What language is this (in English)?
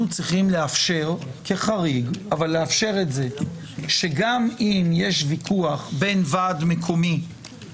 Hebrew